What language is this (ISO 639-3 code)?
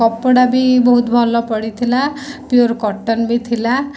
ori